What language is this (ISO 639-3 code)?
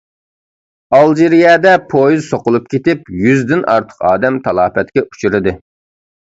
uig